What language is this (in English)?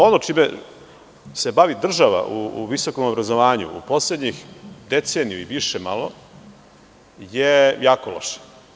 Serbian